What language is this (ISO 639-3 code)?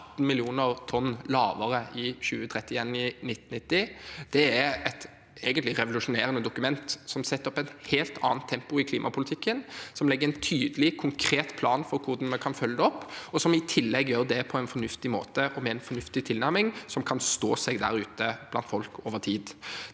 nor